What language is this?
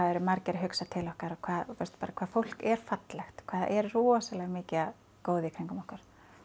Icelandic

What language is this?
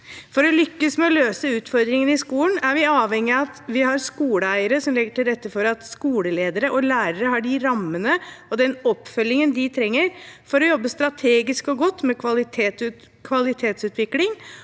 Norwegian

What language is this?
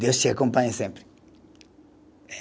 Portuguese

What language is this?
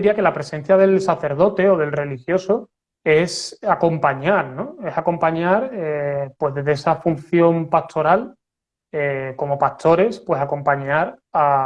Spanish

